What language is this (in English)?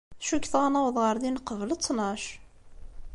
Kabyle